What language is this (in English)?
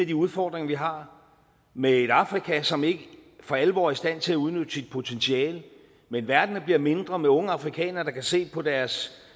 Danish